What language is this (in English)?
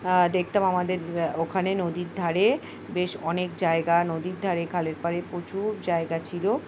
Bangla